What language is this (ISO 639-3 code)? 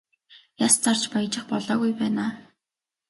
mon